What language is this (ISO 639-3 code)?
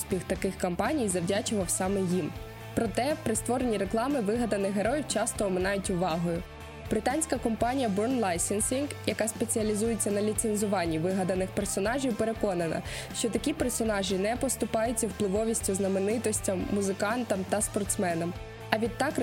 ukr